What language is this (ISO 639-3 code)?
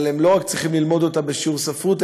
heb